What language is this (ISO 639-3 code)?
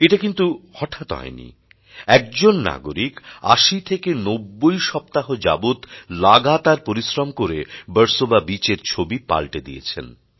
ben